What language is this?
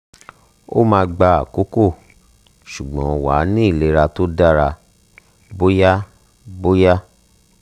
Yoruba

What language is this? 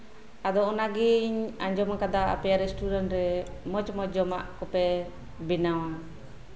Santali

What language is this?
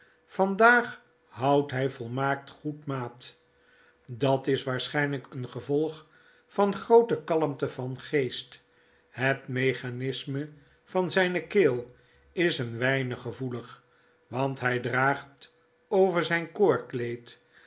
Dutch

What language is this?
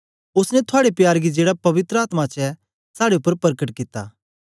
Dogri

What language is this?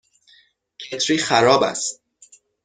Persian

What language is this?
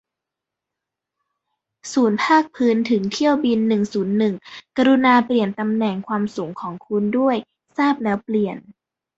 Thai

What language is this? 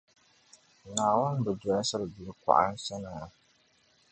Dagbani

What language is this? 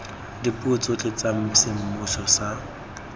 Tswana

